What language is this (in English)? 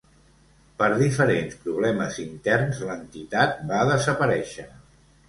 Catalan